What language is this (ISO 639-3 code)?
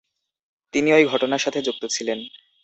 ben